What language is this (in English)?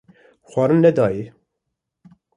Kurdish